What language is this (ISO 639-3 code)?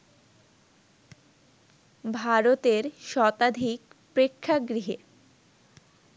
ben